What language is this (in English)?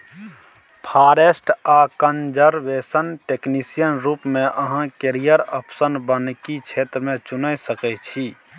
Maithili